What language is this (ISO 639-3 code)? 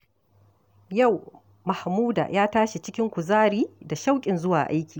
hau